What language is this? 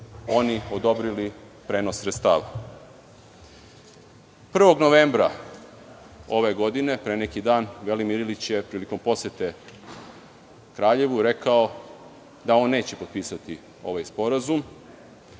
Serbian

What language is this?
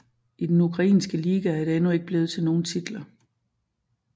Danish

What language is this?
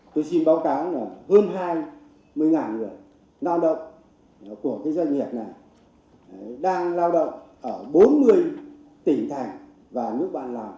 Vietnamese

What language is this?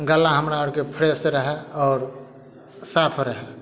Maithili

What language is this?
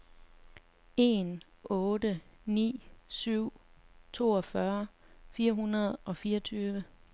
Danish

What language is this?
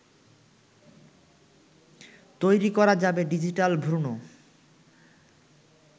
Bangla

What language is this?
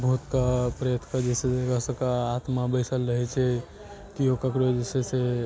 Maithili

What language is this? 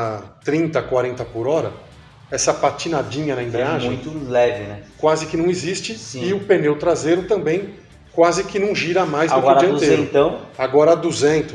Portuguese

